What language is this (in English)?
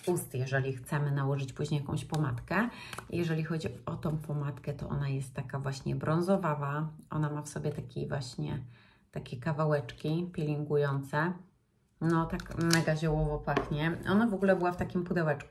Polish